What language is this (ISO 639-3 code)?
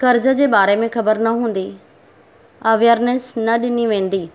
snd